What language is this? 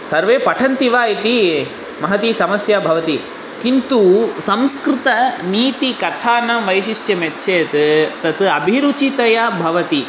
Sanskrit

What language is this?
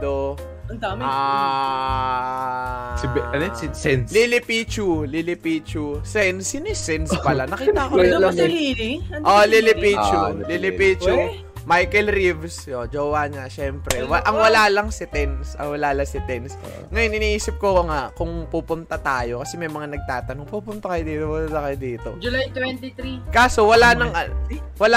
Filipino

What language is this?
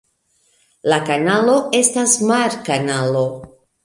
Esperanto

